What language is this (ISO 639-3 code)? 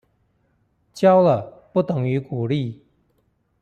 zho